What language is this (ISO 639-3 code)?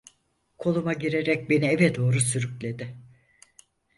tur